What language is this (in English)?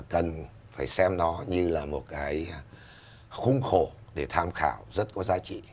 Vietnamese